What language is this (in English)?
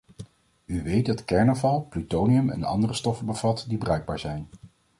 Dutch